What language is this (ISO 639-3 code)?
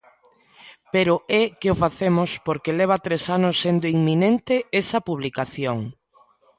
glg